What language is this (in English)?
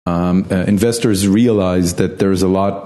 Hebrew